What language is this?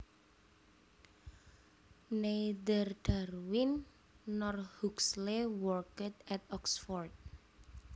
Javanese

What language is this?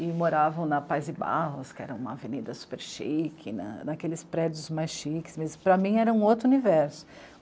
Portuguese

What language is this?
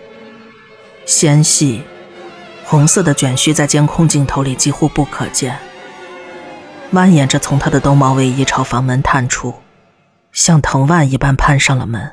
Chinese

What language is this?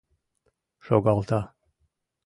Mari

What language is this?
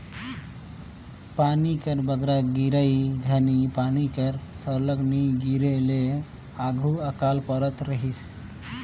Chhattisgarhi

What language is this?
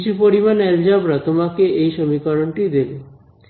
Bangla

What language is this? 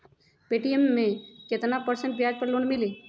Magahi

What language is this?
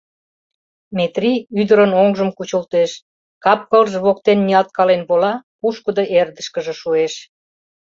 Mari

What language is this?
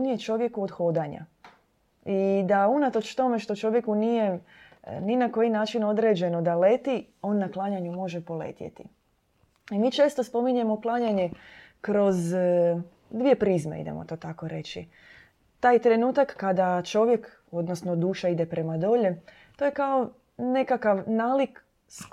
Croatian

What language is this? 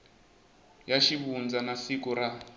Tsonga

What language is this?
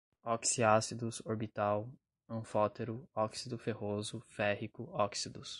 Portuguese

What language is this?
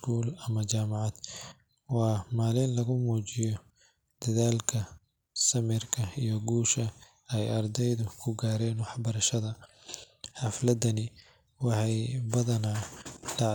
Somali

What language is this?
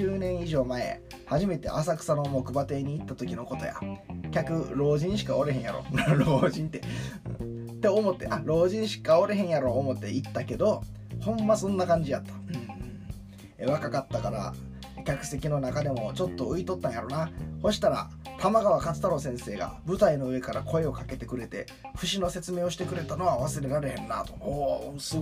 Japanese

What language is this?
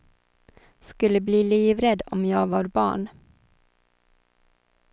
Swedish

